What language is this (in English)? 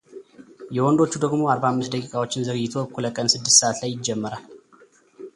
Amharic